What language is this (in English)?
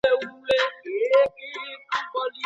Pashto